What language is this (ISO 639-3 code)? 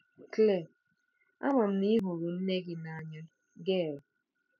ibo